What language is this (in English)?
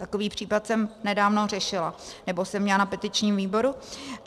Czech